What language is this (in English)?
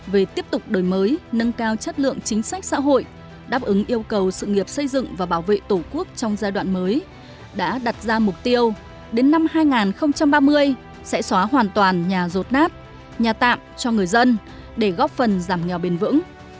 Vietnamese